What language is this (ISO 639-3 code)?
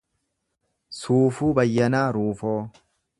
orm